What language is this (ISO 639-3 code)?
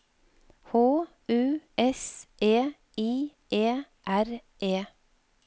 nor